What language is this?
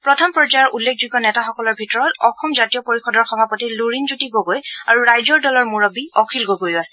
Assamese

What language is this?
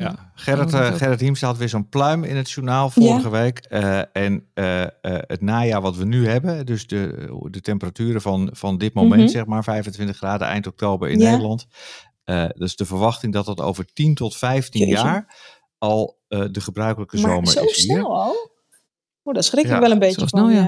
Dutch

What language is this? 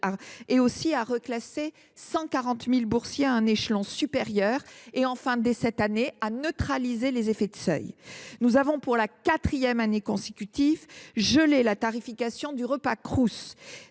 French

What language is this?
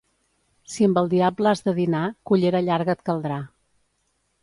Catalan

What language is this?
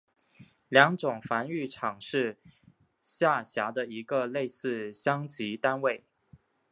Chinese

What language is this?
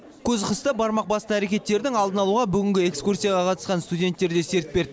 Kazakh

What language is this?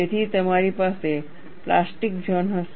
Gujarati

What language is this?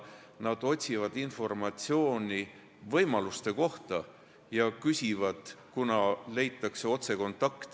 Estonian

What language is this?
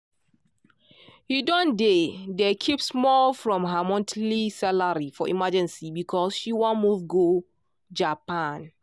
Nigerian Pidgin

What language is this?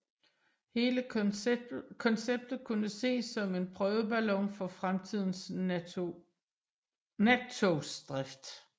Danish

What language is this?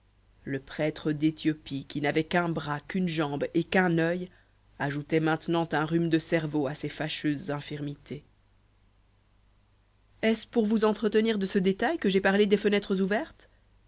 French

